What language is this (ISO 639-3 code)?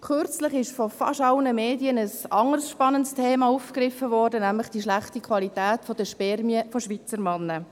gsw